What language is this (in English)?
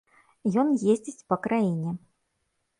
Belarusian